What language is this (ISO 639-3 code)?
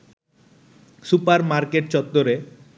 ben